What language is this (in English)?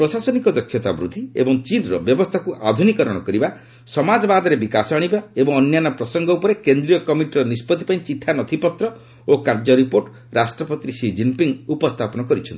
Odia